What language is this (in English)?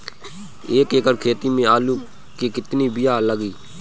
Bhojpuri